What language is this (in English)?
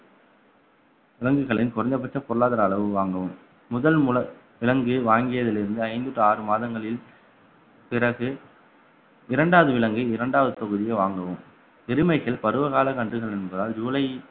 Tamil